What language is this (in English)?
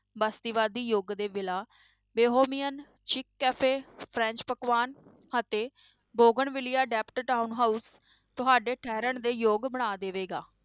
Punjabi